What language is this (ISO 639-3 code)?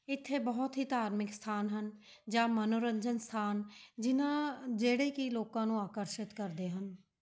pan